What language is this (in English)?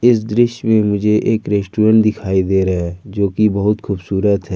Hindi